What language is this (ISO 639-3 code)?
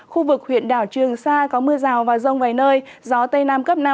vie